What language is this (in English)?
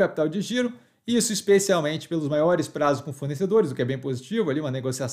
Portuguese